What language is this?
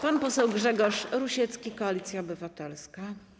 Polish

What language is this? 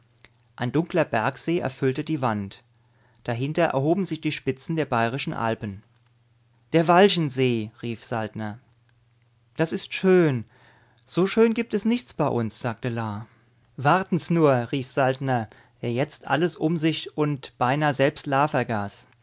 German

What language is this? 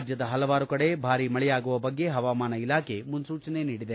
Kannada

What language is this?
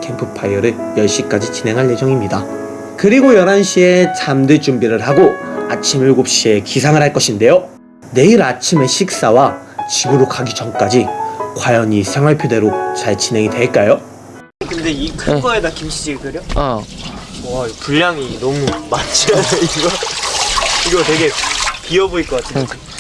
Korean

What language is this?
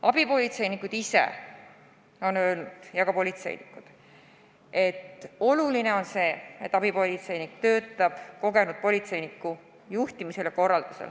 Estonian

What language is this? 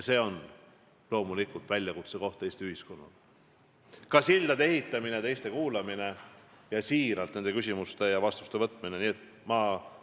Estonian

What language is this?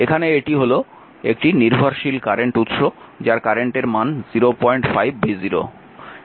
Bangla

